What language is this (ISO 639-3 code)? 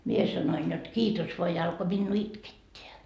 fin